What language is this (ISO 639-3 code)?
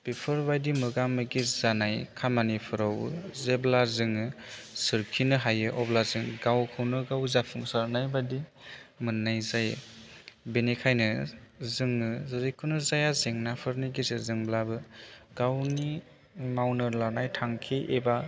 brx